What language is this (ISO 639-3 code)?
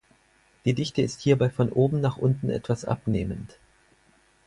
deu